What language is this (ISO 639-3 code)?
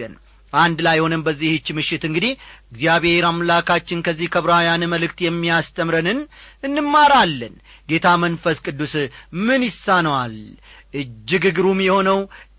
amh